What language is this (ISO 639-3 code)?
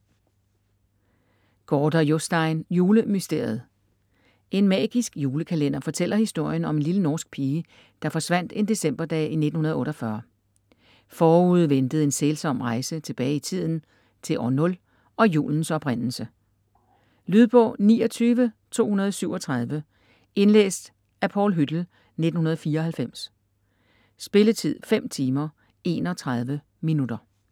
dan